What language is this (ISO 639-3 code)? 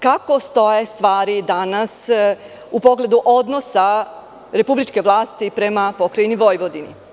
srp